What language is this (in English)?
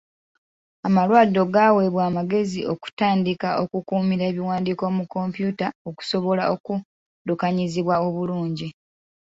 Ganda